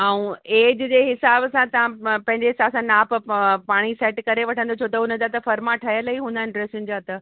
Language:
Sindhi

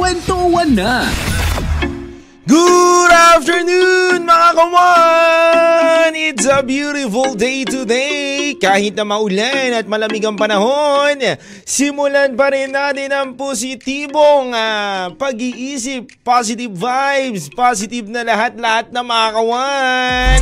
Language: Filipino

